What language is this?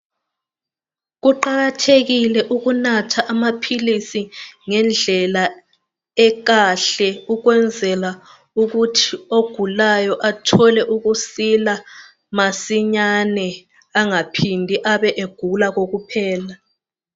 North Ndebele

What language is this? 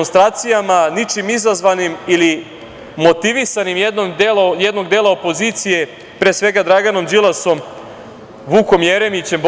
Serbian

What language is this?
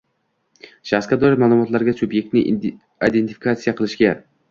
Uzbek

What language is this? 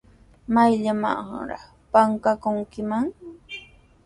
Sihuas Ancash Quechua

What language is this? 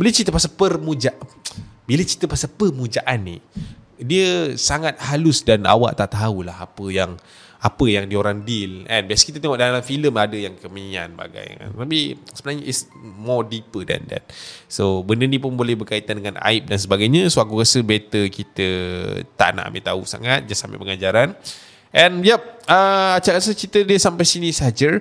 Malay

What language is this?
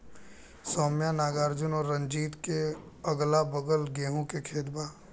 Bhojpuri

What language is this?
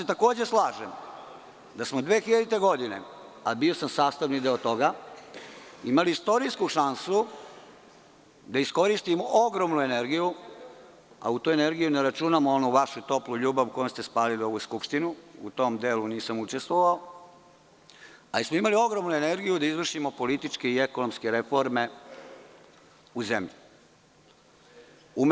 Serbian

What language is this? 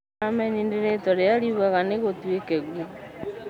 Kikuyu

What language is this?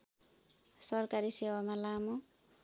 Nepali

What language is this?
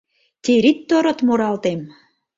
Mari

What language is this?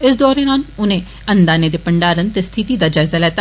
Dogri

